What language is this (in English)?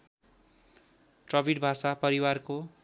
Nepali